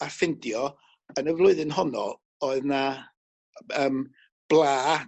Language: Welsh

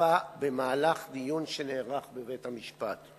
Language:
Hebrew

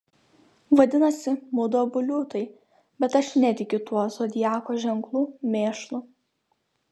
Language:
Lithuanian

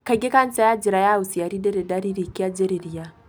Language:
Kikuyu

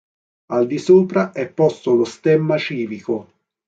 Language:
Italian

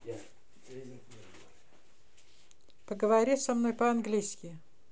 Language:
Russian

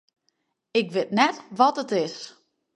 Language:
Western Frisian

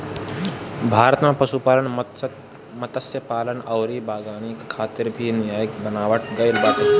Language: Bhojpuri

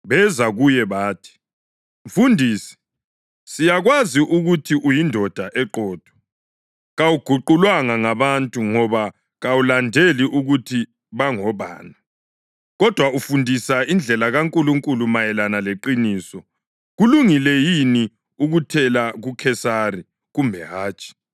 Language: North Ndebele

